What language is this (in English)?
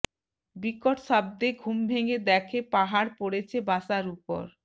Bangla